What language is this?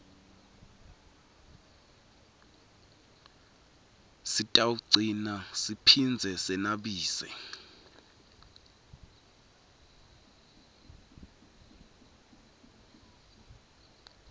Swati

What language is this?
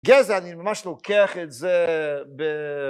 Hebrew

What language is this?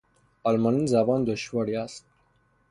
Persian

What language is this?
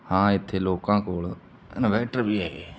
Punjabi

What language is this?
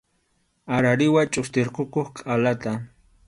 Arequipa-La Unión Quechua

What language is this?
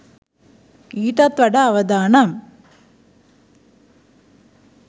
Sinhala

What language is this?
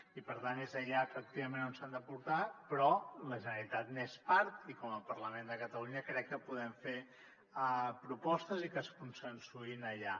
Catalan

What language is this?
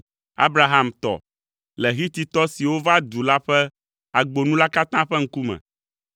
Ewe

